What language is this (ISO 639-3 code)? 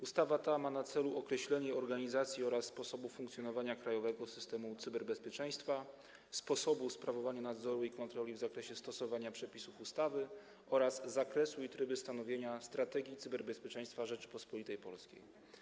pol